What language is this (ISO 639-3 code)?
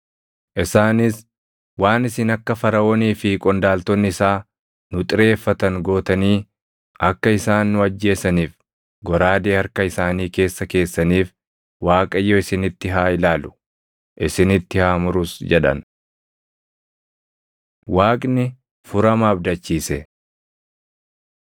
orm